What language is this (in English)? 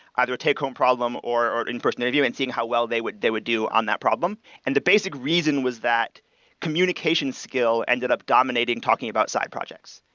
English